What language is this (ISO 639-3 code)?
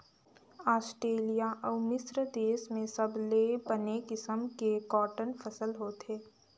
hne